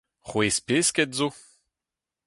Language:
Breton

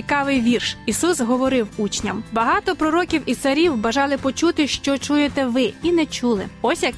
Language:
Ukrainian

